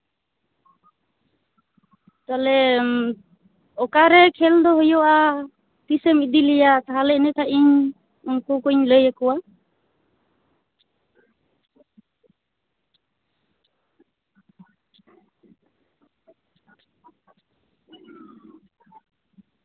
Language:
Santali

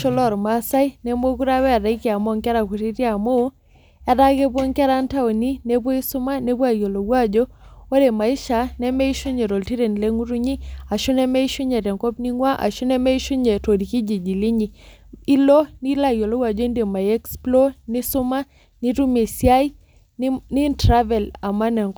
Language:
Masai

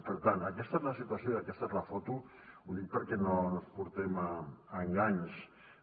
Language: Catalan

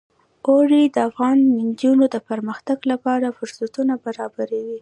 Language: Pashto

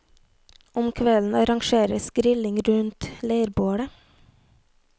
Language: Norwegian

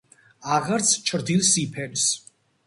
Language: Georgian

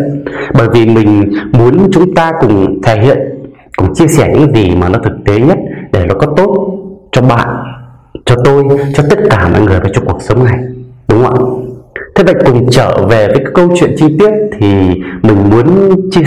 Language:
Vietnamese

